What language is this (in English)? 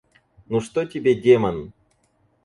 Russian